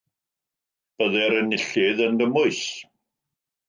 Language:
Welsh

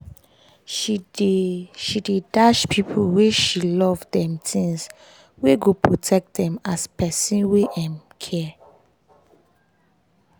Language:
Nigerian Pidgin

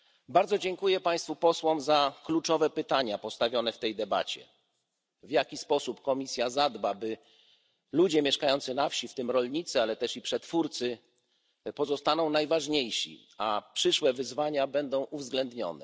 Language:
Polish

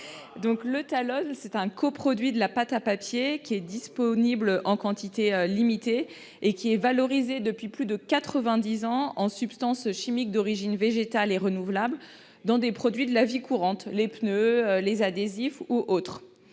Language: French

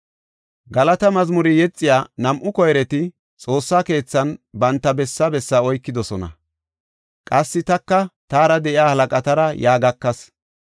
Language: Gofa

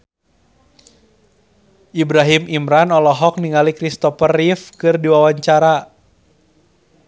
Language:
Sundanese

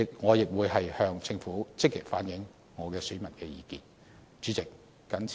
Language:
Cantonese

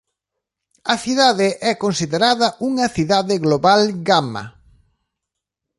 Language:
Galician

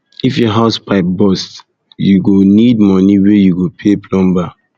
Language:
Nigerian Pidgin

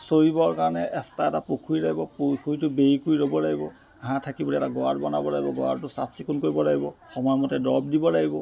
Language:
Assamese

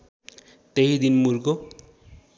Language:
Nepali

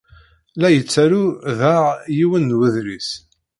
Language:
Kabyle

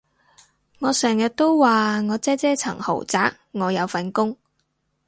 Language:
Cantonese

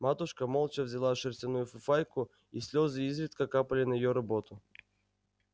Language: Russian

